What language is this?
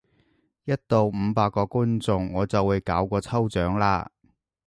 Cantonese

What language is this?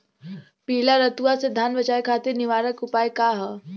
Bhojpuri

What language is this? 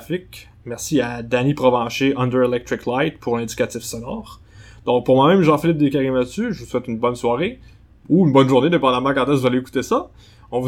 French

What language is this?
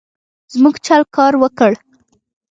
Pashto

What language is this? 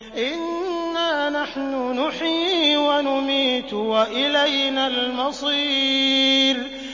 Arabic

